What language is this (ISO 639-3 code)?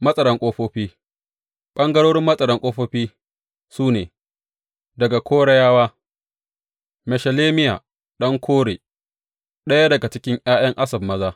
hau